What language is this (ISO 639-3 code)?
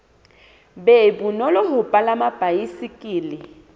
sot